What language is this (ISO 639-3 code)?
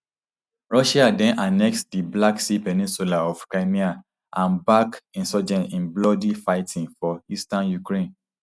pcm